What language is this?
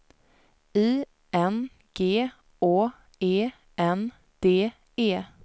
Swedish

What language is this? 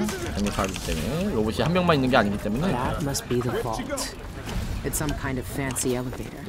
Korean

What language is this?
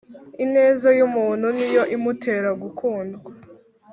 Kinyarwanda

